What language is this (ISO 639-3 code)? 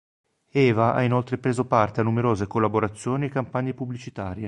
ita